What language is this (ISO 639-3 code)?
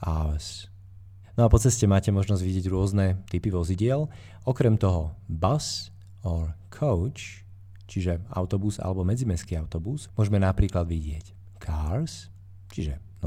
slk